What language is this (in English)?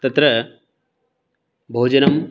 Sanskrit